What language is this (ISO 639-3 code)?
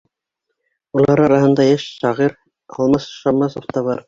bak